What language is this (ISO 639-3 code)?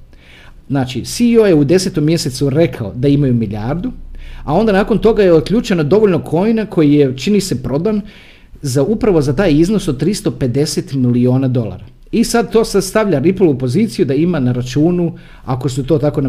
hrv